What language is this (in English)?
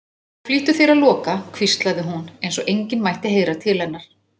Icelandic